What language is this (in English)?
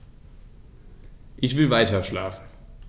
German